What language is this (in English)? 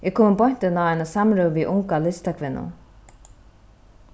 Faroese